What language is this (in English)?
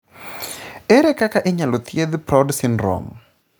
Luo (Kenya and Tanzania)